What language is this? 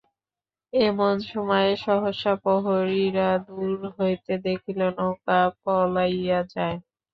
Bangla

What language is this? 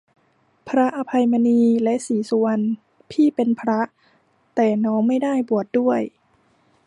Thai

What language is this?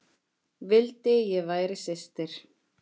Icelandic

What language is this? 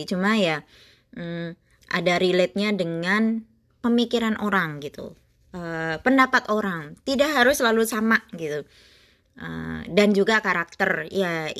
Indonesian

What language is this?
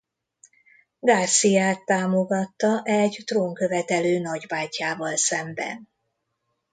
Hungarian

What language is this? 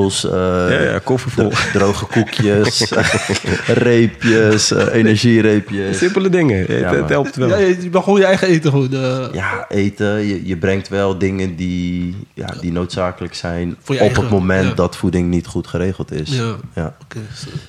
Dutch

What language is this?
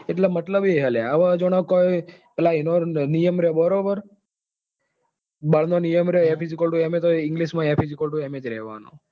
Gujarati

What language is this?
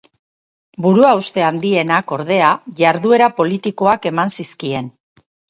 Basque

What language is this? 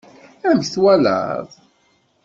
Kabyle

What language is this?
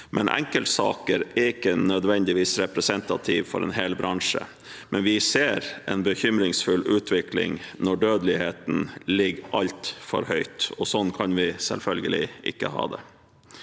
Norwegian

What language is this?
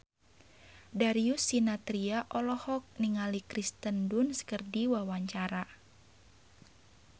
Sundanese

